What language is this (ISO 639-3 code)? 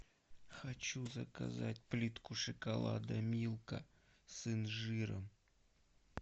rus